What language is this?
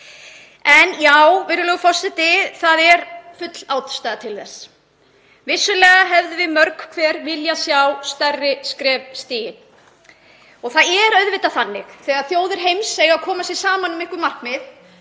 Icelandic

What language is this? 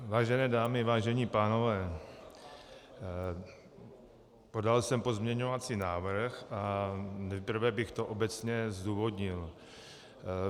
Czech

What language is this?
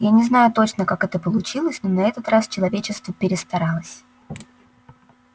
Russian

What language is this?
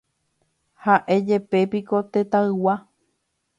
Guarani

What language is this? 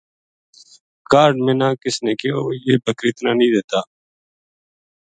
Gujari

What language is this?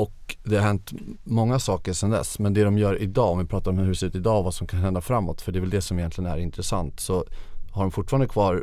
Swedish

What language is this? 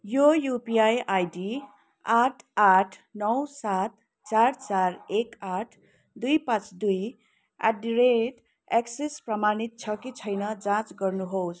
Nepali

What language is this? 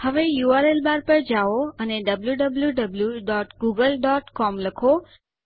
Gujarati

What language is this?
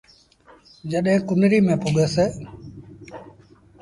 Sindhi Bhil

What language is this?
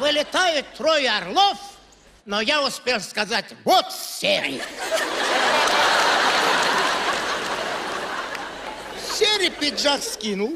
Russian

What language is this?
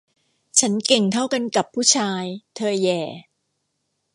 Thai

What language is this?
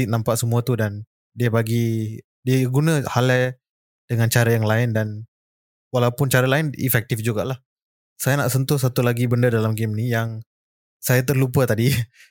Malay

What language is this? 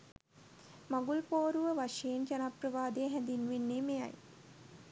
Sinhala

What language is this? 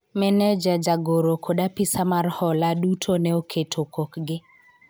Luo (Kenya and Tanzania)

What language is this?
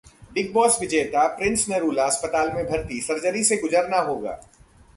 Hindi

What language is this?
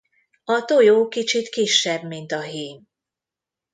Hungarian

